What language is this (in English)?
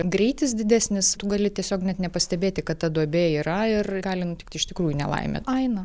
Lithuanian